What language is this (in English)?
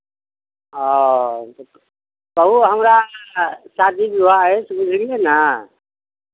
Maithili